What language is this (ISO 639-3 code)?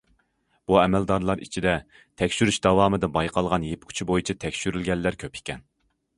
uig